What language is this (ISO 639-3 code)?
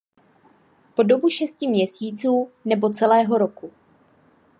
ces